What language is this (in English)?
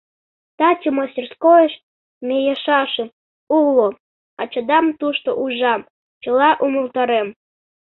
Mari